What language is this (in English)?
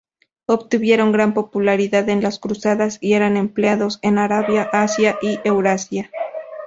Spanish